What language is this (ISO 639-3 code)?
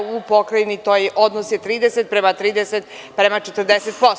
srp